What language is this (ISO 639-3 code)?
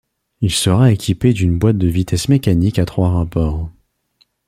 fra